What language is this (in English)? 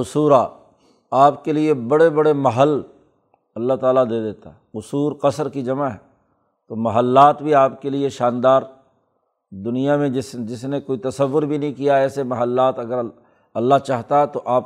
Urdu